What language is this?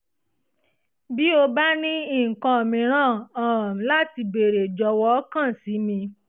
Yoruba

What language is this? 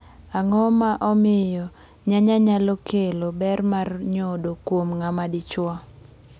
Luo (Kenya and Tanzania)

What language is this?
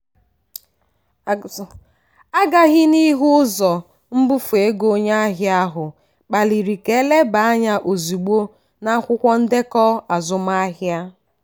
Igbo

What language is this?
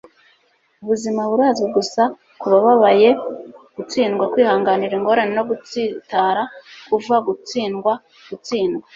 Kinyarwanda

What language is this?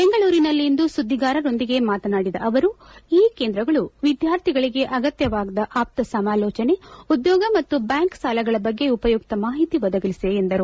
Kannada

